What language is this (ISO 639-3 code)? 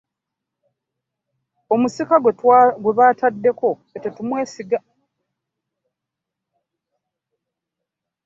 lug